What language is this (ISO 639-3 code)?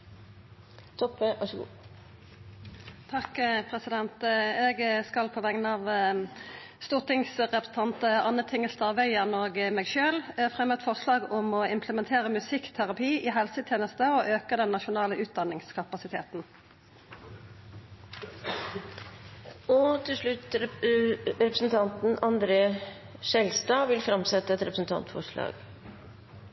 nor